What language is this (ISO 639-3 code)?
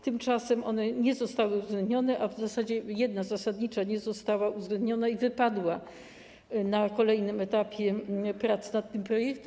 pol